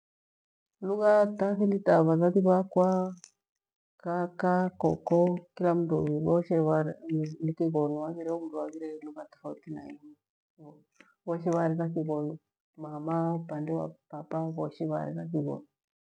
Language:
Gweno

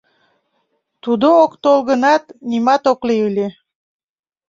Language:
Mari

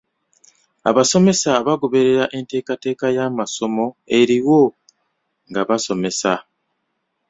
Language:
Ganda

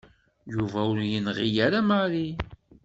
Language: Kabyle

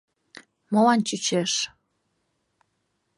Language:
Mari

